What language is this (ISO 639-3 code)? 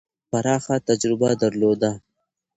pus